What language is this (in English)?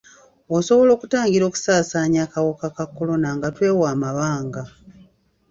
Ganda